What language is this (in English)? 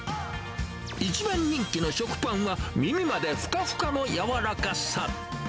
Japanese